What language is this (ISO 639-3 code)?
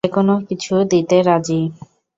ben